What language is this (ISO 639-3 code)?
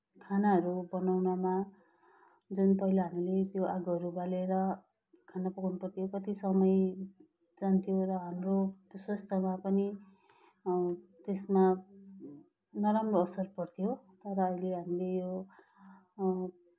nep